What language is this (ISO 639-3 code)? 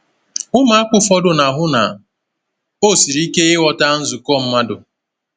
ibo